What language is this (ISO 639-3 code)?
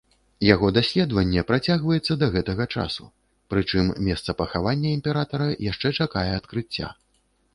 bel